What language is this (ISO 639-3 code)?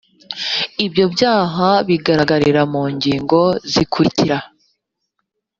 kin